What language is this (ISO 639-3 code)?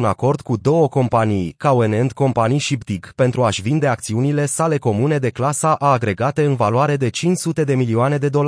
ron